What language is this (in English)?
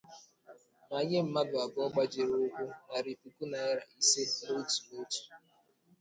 Igbo